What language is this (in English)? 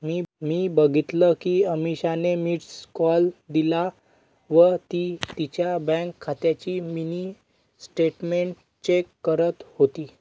Marathi